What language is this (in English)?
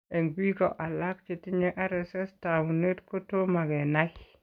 Kalenjin